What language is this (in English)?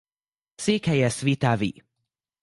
Hungarian